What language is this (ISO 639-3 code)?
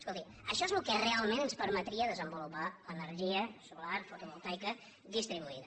cat